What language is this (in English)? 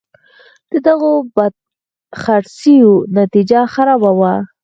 Pashto